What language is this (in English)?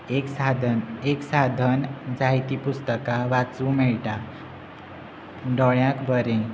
Konkani